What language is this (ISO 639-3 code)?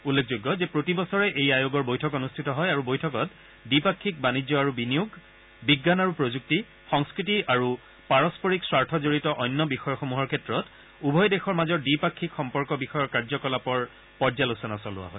asm